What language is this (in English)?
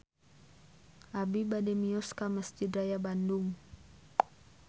Sundanese